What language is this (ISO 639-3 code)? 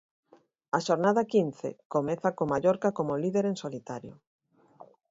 glg